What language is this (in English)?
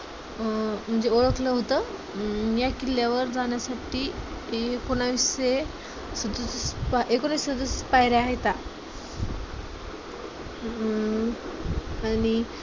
Marathi